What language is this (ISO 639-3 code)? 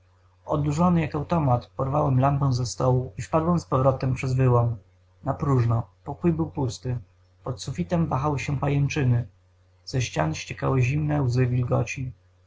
pol